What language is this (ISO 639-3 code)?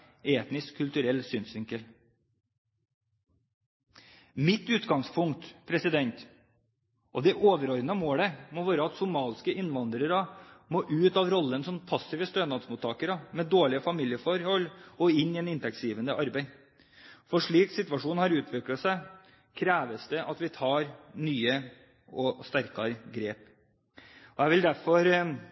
nob